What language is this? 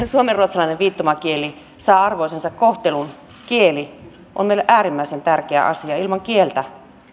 Finnish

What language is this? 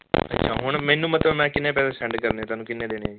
Punjabi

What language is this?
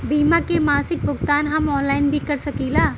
Bhojpuri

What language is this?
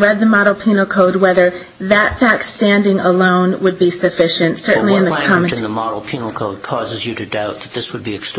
English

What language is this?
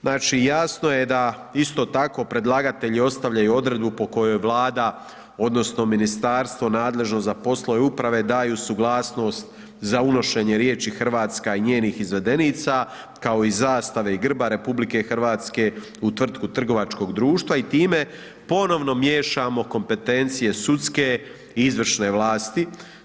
Croatian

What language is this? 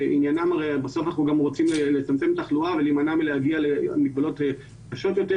Hebrew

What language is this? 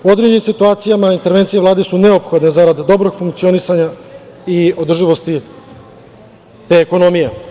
Serbian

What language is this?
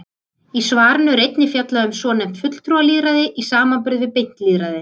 Icelandic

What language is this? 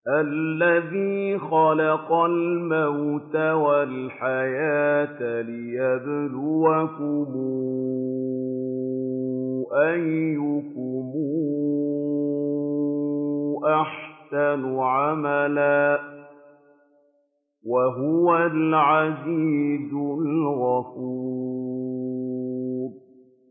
Arabic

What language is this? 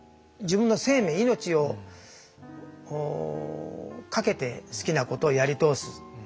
Japanese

